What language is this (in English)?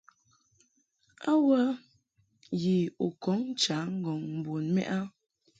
Mungaka